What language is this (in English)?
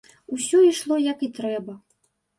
Belarusian